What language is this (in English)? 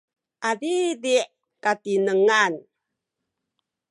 Sakizaya